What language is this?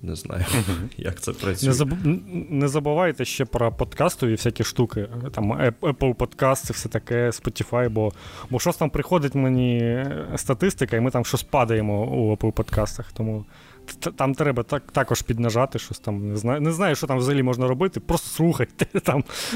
Ukrainian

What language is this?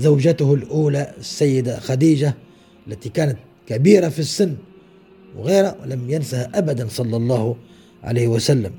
Arabic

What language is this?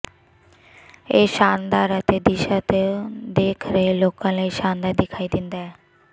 Punjabi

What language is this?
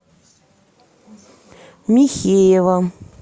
Russian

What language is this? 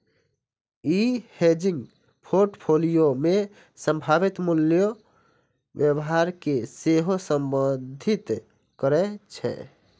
Maithili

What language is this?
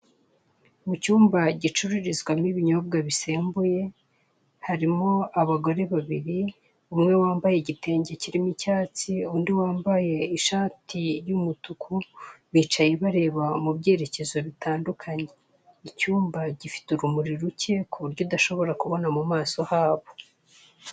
Kinyarwanda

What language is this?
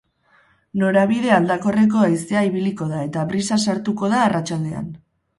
Basque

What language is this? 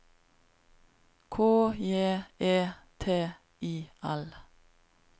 Norwegian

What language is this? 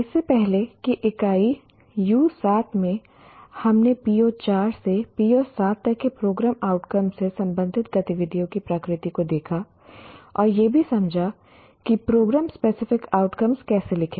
Hindi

